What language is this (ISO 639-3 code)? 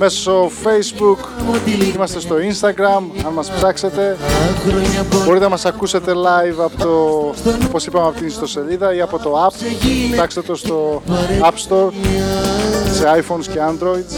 ell